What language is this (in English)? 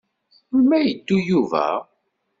Kabyle